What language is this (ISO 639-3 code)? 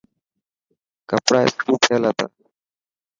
mki